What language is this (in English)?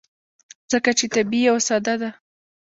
Pashto